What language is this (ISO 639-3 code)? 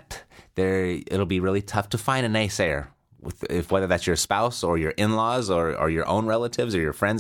eng